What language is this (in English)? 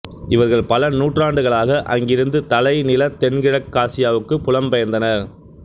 Tamil